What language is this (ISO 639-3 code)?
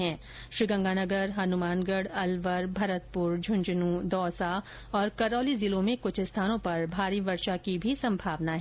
hin